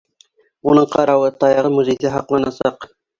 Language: Bashkir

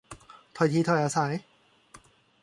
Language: Thai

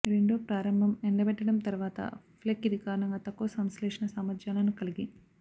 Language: Telugu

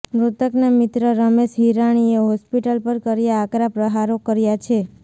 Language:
Gujarati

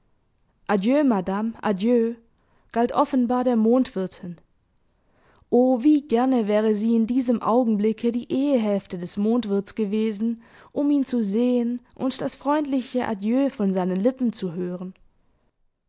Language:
German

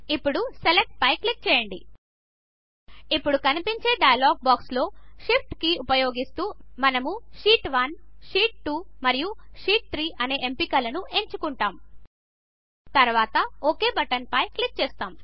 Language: Telugu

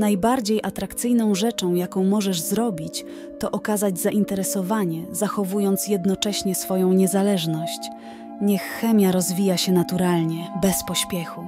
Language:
Polish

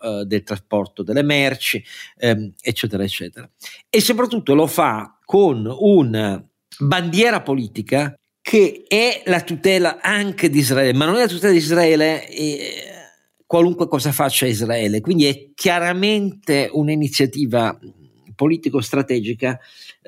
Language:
Italian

